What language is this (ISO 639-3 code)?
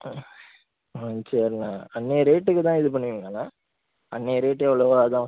tam